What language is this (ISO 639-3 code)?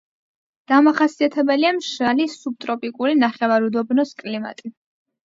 kat